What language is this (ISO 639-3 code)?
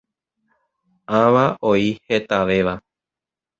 grn